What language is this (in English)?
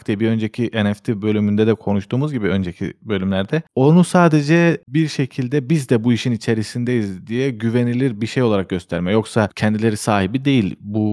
Turkish